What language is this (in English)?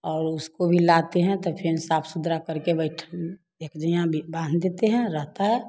Hindi